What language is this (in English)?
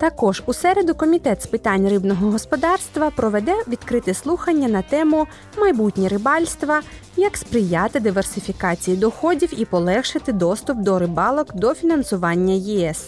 Ukrainian